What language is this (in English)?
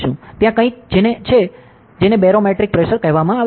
Gujarati